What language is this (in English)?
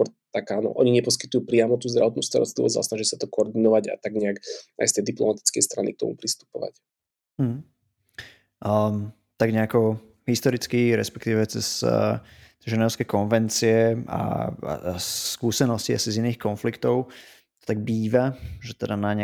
Slovak